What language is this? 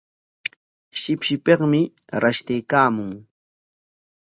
Corongo Ancash Quechua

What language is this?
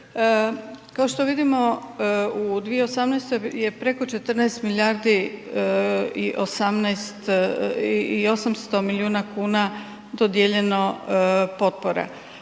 Croatian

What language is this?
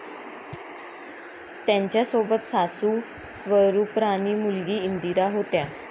Marathi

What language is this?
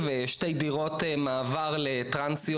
Hebrew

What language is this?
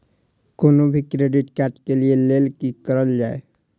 Maithili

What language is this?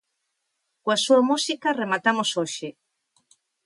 Galician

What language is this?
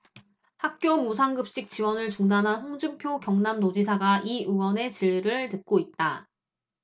Korean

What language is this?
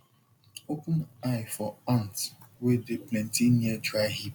Nigerian Pidgin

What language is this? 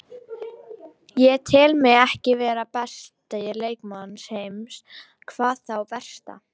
Icelandic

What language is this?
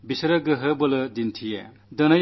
Malayalam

